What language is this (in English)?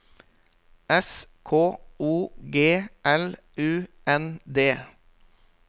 Norwegian